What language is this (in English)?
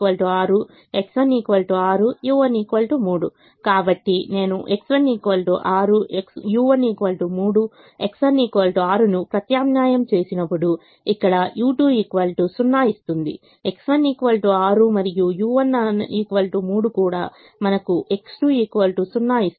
Telugu